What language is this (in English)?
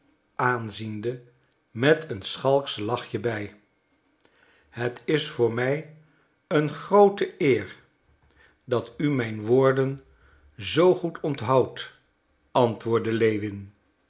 Dutch